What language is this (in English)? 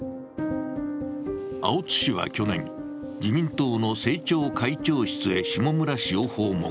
Japanese